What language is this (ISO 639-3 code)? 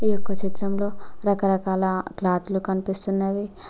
tel